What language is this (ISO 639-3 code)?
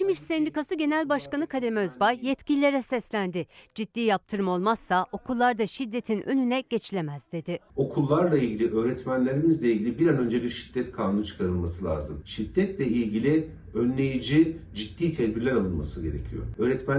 tur